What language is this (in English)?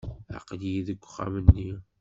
Kabyle